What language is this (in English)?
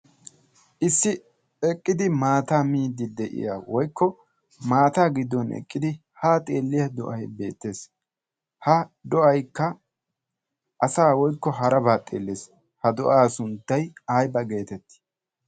Wolaytta